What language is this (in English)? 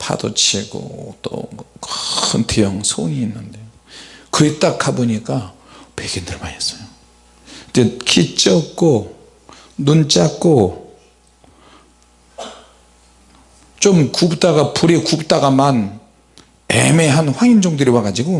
Korean